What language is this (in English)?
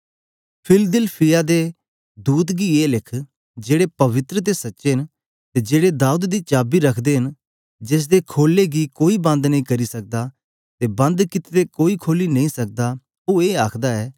Dogri